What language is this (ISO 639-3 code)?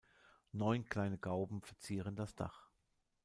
deu